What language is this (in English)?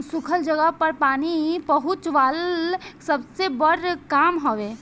Bhojpuri